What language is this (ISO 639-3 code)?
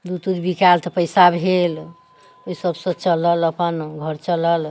mai